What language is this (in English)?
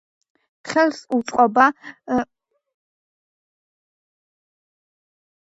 Georgian